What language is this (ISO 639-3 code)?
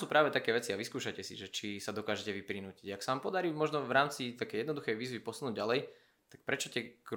slk